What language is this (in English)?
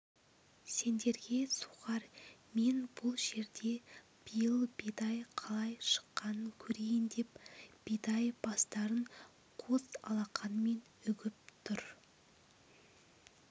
Kazakh